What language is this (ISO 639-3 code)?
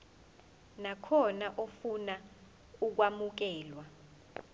zul